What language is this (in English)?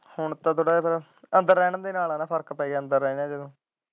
Punjabi